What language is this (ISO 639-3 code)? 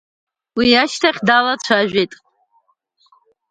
abk